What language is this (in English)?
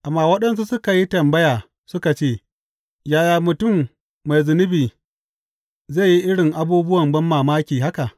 Hausa